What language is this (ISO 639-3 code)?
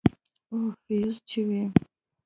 pus